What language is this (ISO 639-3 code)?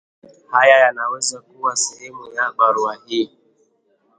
swa